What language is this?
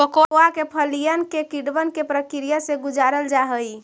Magahi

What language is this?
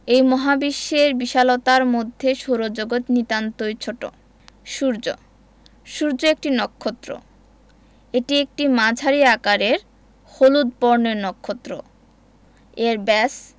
Bangla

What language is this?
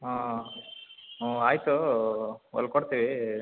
Kannada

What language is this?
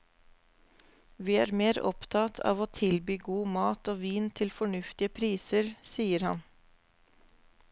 Norwegian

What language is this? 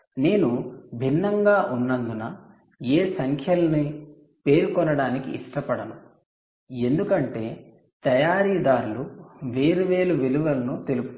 Telugu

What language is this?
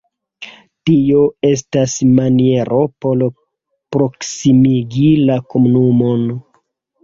Esperanto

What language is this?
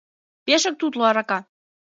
Mari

